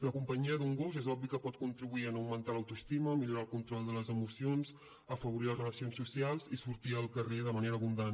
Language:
Catalan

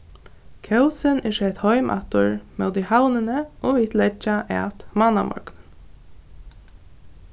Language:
Faroese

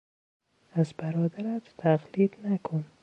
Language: Persian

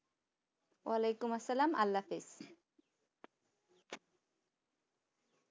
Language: Bangla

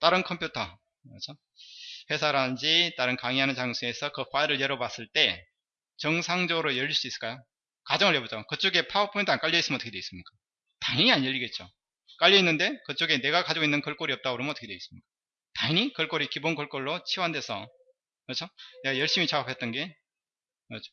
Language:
Korean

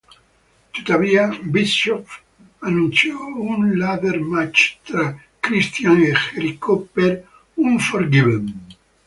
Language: Italian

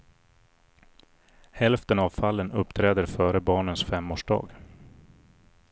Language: Swedish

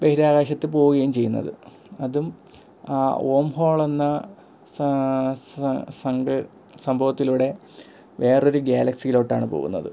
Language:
Malayalam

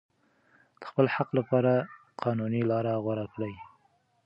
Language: Pashto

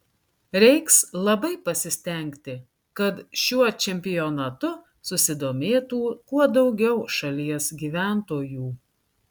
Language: Lithuanian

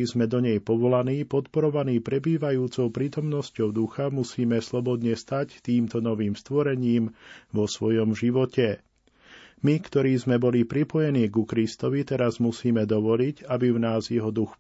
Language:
Slovak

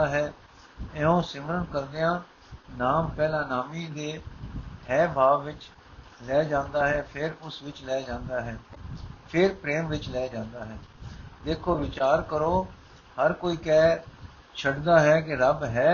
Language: Punjabi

